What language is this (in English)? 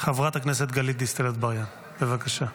Hebrew